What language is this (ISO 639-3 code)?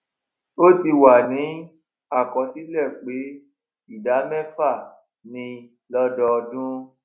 yor